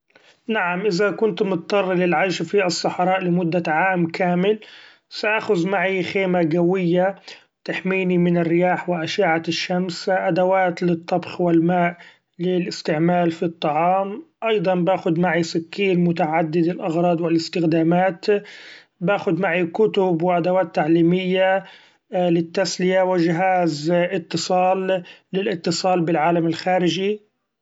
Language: Gulf Arabic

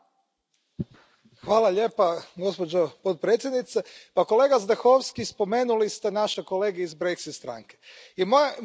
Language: Croatian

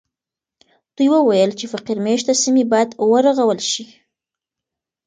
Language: Pashto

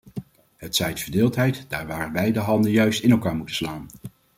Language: Dutch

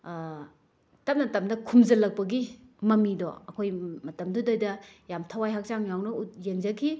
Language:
Manipuri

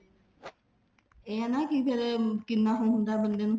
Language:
Punjabi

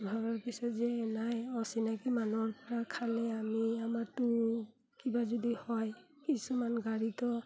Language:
Assamese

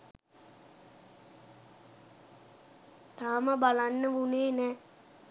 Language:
Sinhala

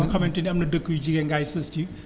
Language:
Wolof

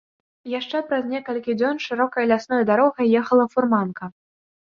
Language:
Belarusian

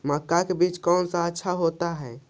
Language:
Magahi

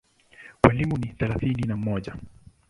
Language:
Swahili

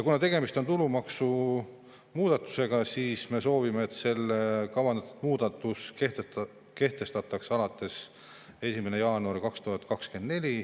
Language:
Estonian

